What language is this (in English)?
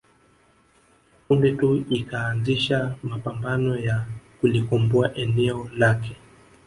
Swahili